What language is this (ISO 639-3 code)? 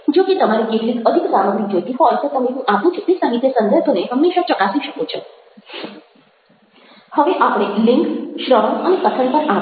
guj